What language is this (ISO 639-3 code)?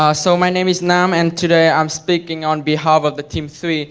eng